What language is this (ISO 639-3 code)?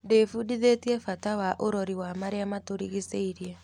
kik